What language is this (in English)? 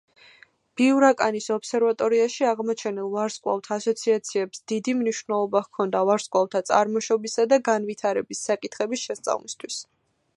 Georgian